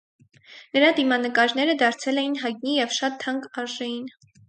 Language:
Armenian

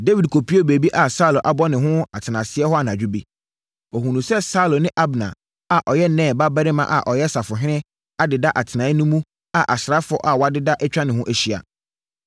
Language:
Akan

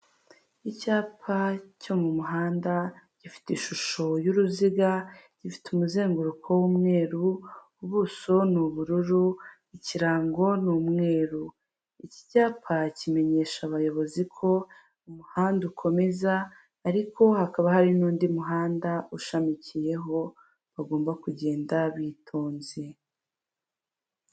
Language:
Kinyarwanda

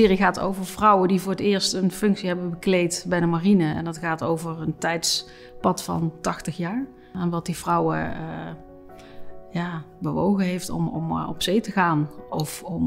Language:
Dutch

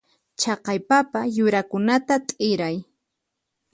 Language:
Puno Quechua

